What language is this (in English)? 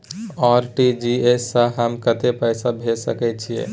Maithili